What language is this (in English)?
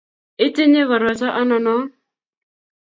Kalenjin